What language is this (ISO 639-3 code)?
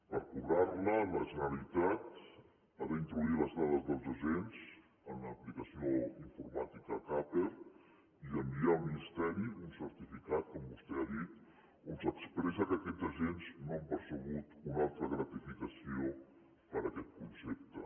cat